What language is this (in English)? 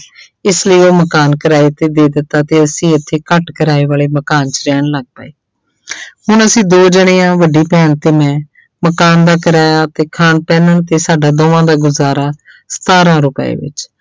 Punjabi